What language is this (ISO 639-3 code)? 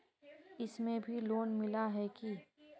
mag